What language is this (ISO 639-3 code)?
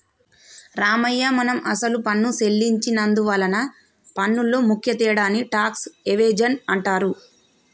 tel